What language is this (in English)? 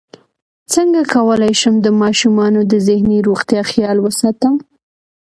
Pashto